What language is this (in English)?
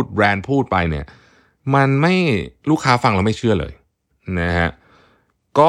Thai